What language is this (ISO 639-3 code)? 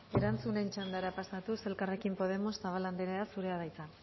eus